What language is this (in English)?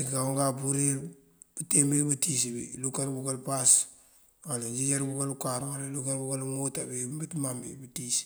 Mandjak